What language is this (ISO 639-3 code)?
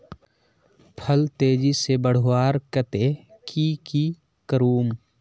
mag